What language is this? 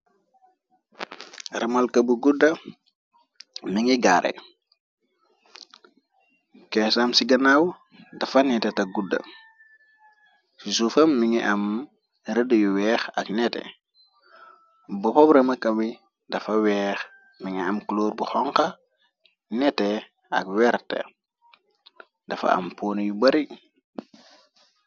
Wolof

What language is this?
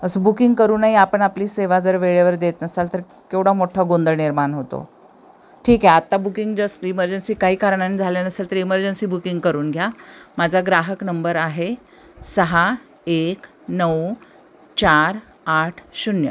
Marathi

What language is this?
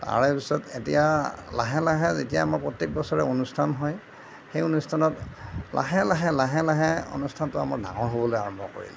Assamese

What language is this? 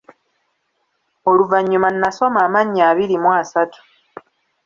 Ganda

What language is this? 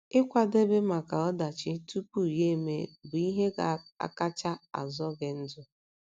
Igbo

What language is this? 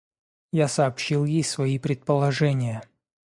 Russian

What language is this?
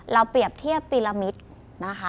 Thai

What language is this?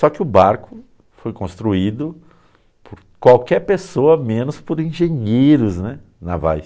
Portuguese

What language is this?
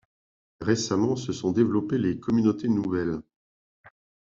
French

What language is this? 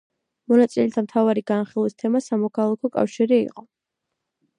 Georgian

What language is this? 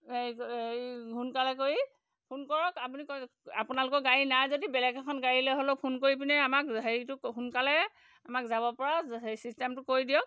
Assamese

